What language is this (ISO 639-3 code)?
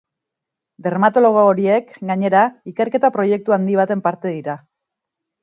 eus